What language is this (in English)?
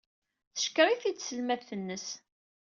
Kabyle